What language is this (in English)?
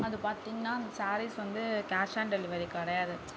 Tamil